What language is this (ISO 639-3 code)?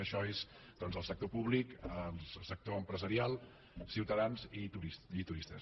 cat